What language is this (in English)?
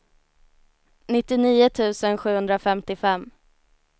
Swedish